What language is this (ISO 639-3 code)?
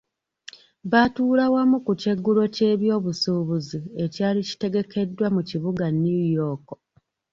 lug